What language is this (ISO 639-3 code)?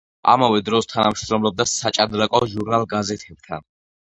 kat